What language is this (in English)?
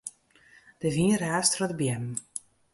Western Frisian